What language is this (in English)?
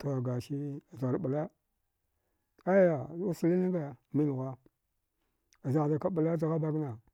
Dghwede